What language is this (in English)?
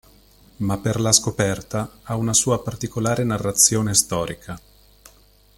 Italian